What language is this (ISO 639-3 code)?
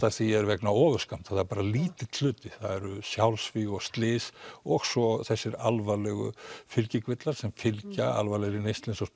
isl